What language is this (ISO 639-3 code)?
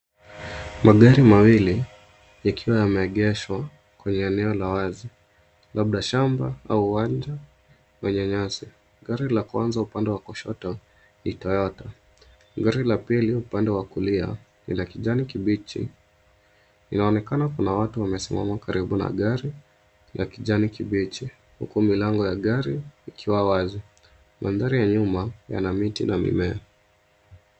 swa